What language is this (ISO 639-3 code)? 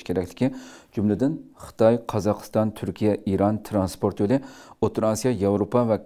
tur